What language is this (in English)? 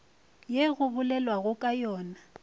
Northern Sotho